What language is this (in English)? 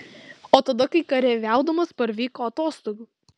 Lithuanian